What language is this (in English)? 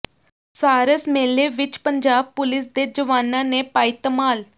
Punjabi